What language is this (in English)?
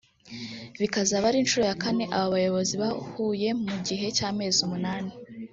Kinyarwanda